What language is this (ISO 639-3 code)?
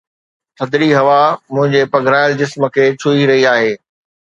snd